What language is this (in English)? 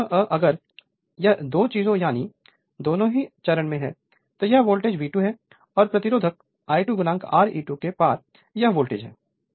Hindi